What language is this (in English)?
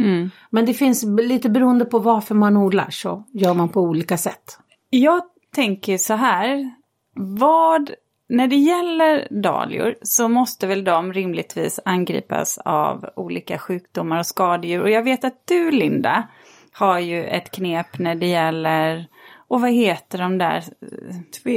Swedish